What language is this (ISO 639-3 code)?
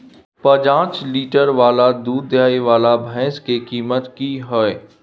mai